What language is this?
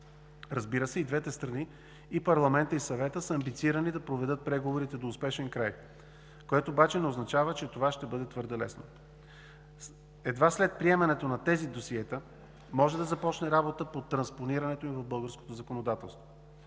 Bulgarian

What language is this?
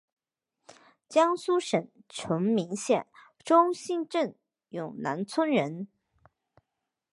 Chinese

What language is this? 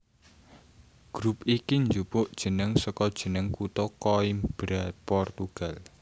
Javanese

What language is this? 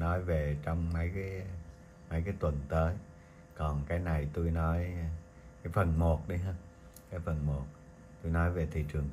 Vietnamese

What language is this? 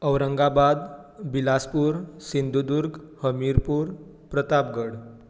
Konkani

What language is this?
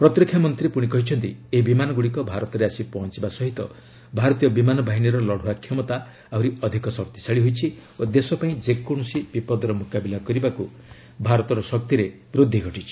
Odia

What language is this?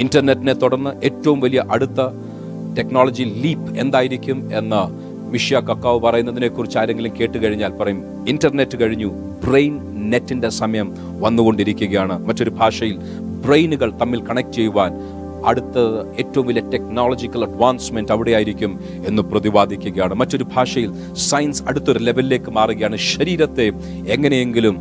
Malayalam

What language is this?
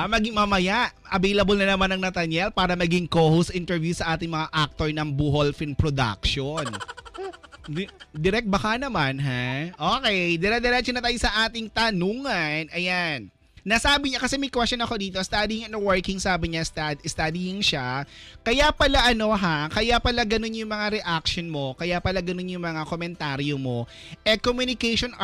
Filipino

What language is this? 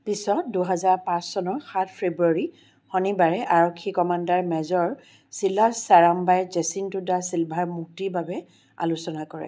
Assamese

